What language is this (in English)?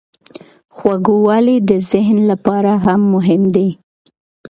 Pashto